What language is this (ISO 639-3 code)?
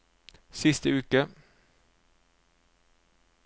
nor